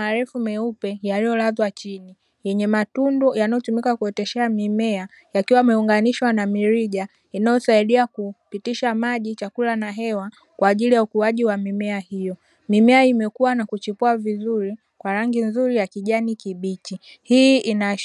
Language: Swahili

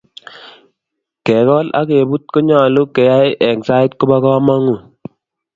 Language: Kalenjin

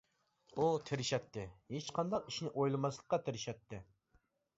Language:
Uyghur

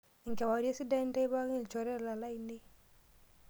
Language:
Masai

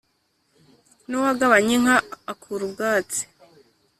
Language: Kinyarwanda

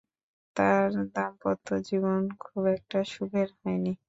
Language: Bangla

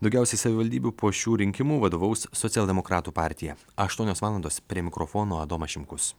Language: Lithuanian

